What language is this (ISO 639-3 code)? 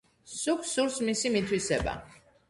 kat